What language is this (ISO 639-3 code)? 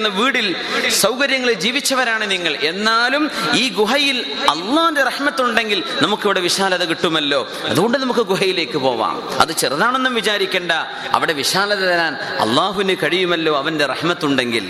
mal